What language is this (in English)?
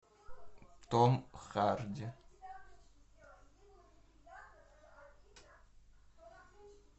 Russian